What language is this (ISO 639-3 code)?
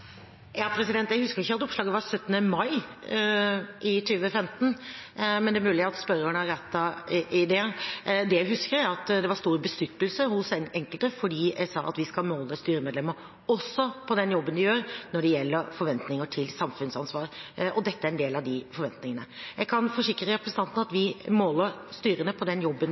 nob